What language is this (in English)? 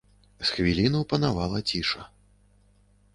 Belarusian